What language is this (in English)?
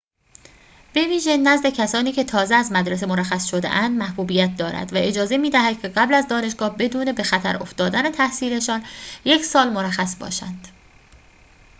Persian